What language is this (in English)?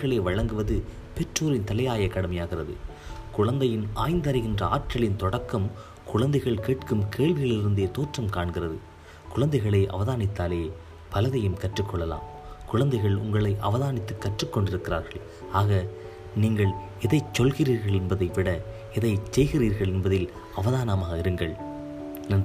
Tamil